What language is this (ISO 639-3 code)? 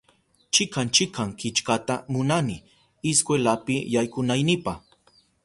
qup